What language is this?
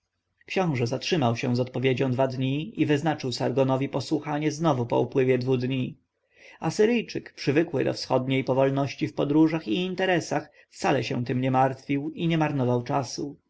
Polish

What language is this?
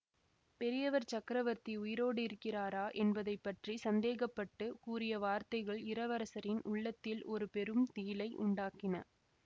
Tamil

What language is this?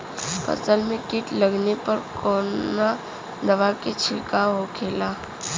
Bhojpuri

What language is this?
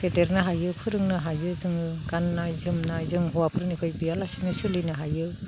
Bodo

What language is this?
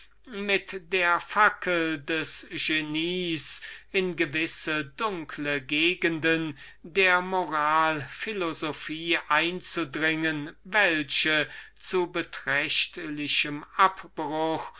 German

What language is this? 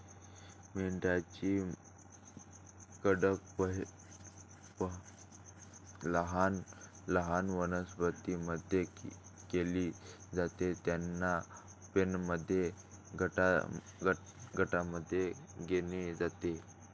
Marathi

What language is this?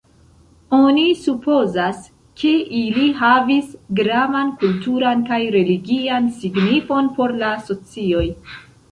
Esperanto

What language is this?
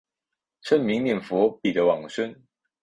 Chinese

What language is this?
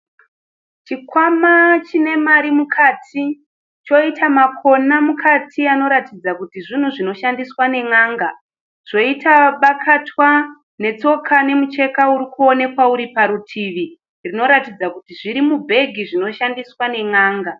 Shona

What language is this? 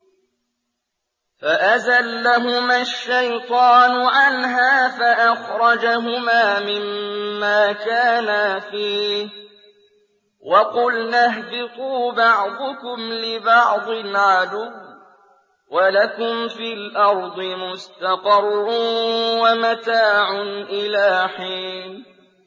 Arabic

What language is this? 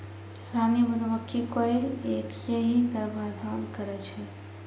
Maithili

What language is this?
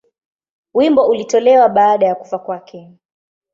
Swahili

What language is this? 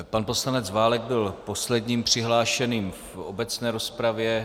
Czech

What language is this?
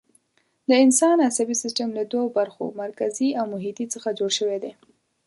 Pashto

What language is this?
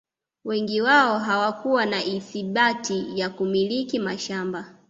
Swahili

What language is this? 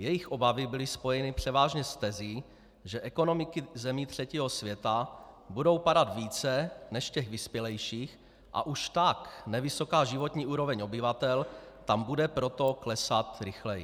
Czech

